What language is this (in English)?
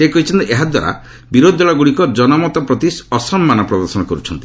Odia